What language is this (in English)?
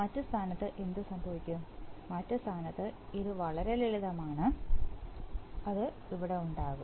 Malayalam